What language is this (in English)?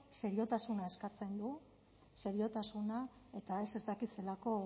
Basque